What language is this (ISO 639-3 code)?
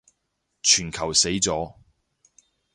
yue